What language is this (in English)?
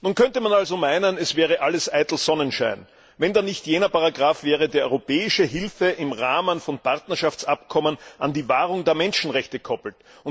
German